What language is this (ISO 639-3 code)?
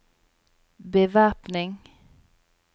nor